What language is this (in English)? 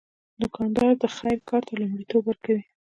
Pashto